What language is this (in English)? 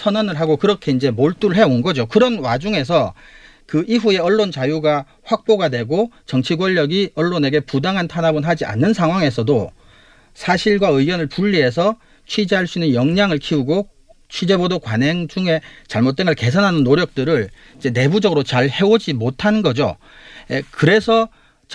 Korean